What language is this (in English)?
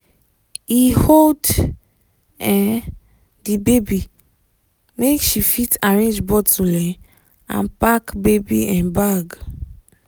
Nigerian Pidgin